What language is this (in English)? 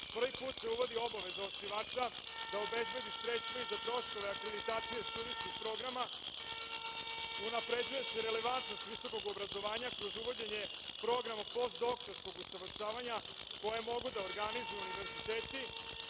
Serbian